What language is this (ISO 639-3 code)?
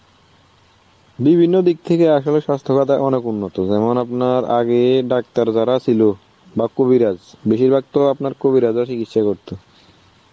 ben